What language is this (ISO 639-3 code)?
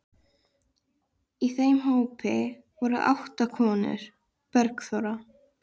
isl